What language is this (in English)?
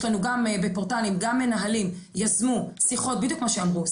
Hebrew